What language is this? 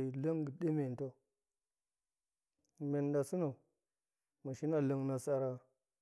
Goemai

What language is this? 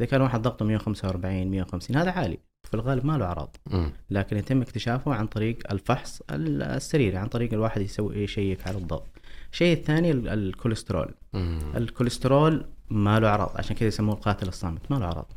Arabic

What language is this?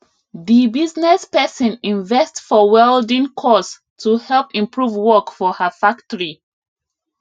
Nigerian Pidgin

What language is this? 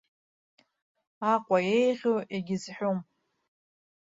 Abkhazian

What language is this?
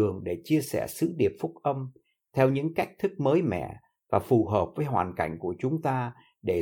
Vietnamese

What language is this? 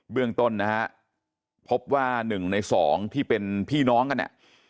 Thai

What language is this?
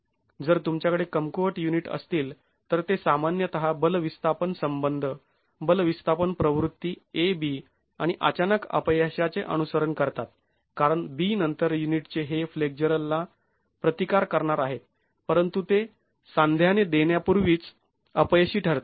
Marathi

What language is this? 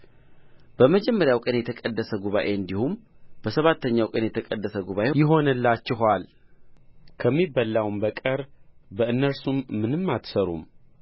Amharic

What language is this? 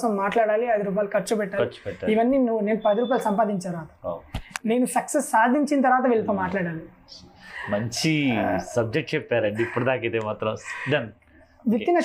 Telugu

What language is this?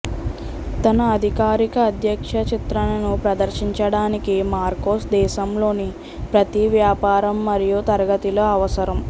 Telugu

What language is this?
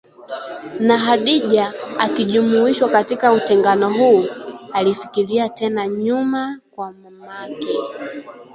Swahili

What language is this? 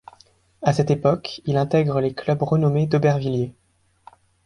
French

